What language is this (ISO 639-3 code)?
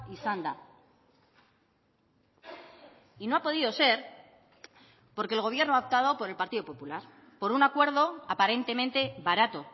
spa